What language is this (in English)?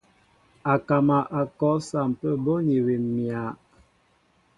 Mbo (Cameroon)